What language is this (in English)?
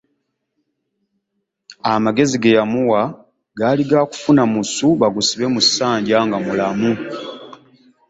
Ganda